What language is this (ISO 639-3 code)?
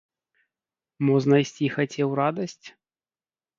bel